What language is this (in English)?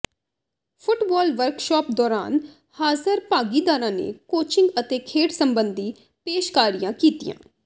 Punjabi